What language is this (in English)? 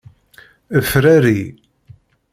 Kabyle